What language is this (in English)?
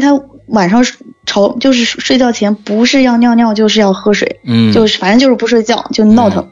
Chinese